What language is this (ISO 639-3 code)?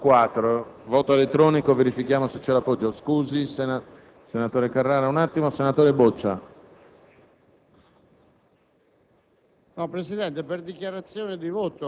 ita